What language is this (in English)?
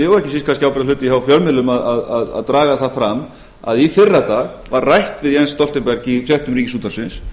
Icelandic